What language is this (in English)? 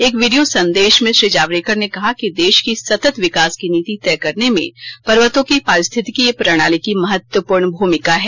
Hindi